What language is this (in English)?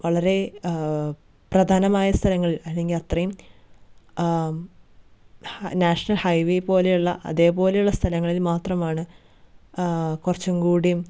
Malayalam